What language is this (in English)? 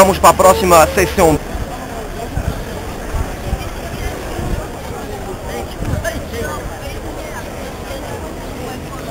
Portuguese